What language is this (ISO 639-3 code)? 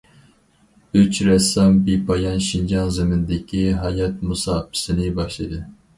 uig